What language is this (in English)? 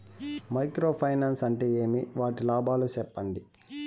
Telugu